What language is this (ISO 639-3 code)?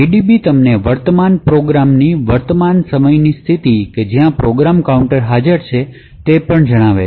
guj